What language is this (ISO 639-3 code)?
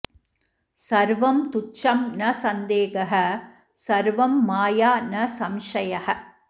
san